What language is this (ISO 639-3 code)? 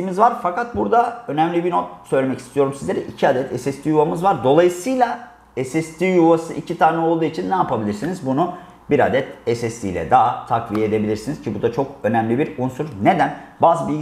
tur